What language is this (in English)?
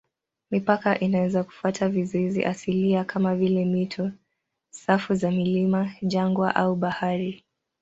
Swahili